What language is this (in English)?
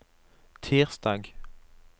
Norwegian